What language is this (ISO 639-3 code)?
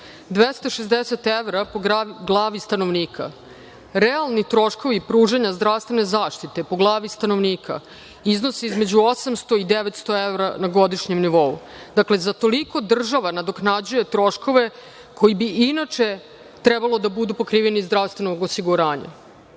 srp